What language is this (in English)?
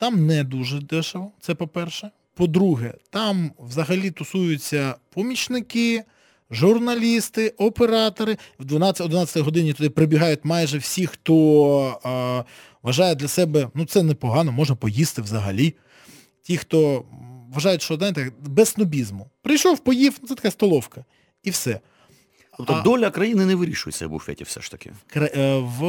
Ukrainian